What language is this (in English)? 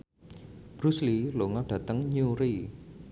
Javanese